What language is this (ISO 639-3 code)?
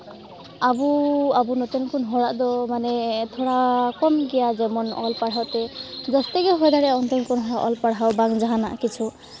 sat